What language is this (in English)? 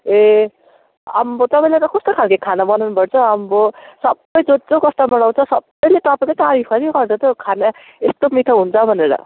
Nepali